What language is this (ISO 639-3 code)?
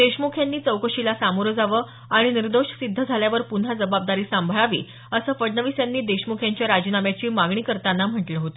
mar